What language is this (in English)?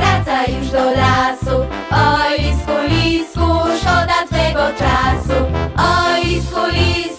Polish